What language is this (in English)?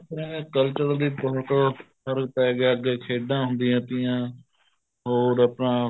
Punjabi